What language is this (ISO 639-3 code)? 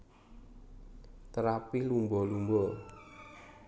jav